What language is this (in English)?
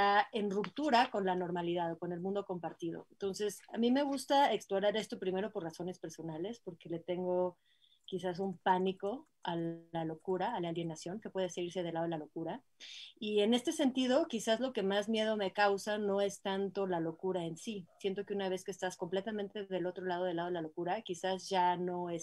Spanish